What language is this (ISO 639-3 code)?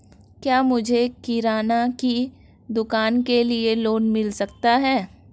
hin